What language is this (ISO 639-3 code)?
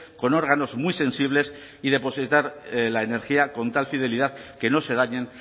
spa